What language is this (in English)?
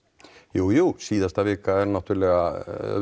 Icelandic